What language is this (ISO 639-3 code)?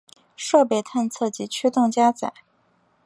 zho